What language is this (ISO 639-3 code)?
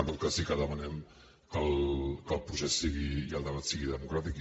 cat